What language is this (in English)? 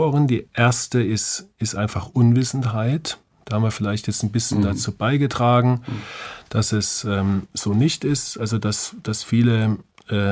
German